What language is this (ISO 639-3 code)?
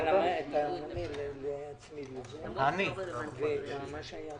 heb